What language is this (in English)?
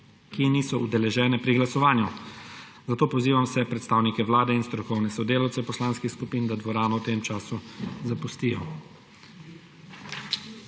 Slovenian